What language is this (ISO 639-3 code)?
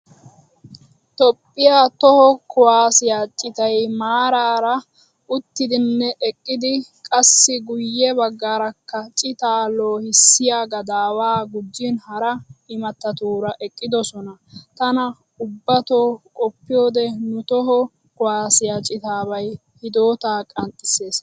wal